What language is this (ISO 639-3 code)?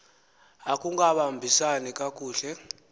xho